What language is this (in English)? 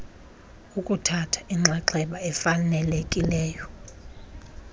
Xhosa